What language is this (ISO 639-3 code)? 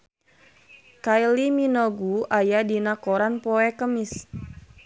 sun